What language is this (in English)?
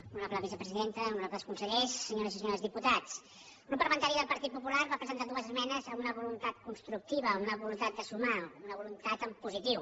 Catalan